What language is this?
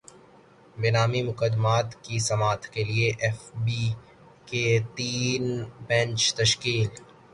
Urdu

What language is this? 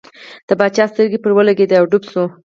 Pashto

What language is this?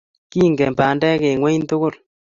Kalenjin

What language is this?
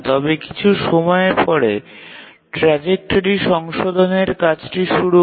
Bangla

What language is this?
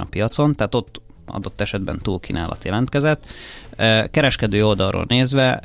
Hungarian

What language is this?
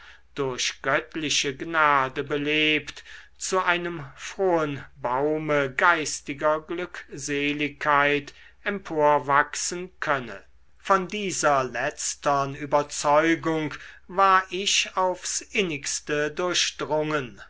German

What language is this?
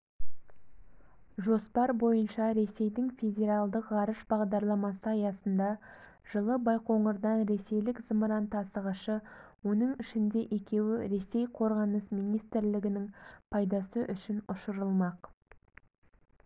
Kazakh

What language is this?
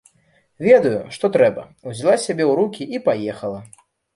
Belarusian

